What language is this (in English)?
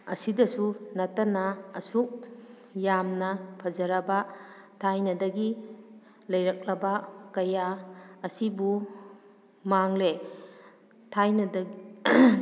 Manipuri